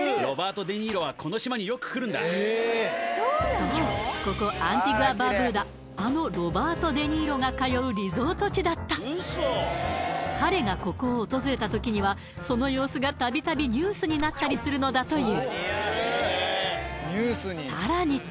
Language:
Japanese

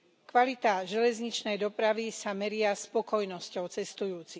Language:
Slovak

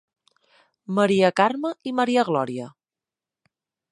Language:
Catalan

